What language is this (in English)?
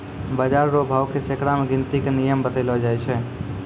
Maithili